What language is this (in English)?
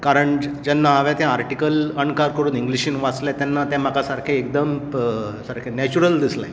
Konkani